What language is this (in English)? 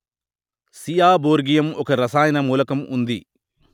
Telugu